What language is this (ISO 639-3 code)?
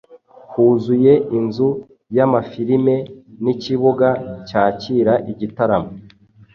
kin